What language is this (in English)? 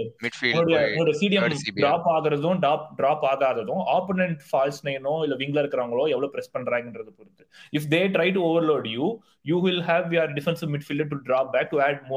Tamil